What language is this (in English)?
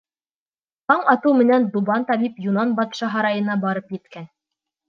Bashkir